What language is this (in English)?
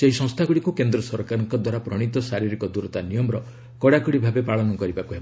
Odia